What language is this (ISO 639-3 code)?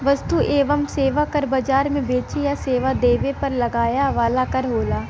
bho